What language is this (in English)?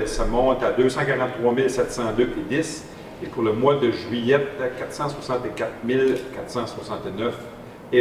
French